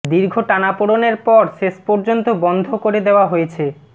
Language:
Bangla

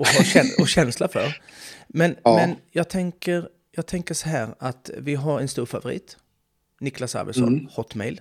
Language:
Swedish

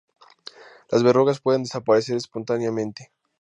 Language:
Spanish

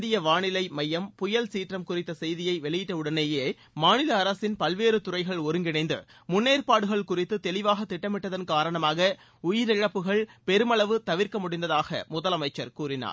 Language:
Tamil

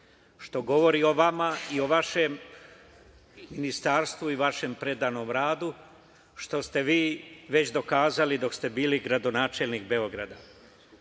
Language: Serbian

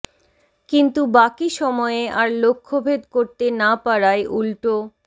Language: Bangla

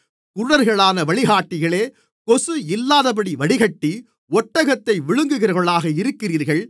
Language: Tamil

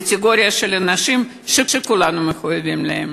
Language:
Hebrew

